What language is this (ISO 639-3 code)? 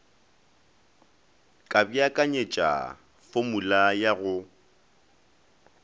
nso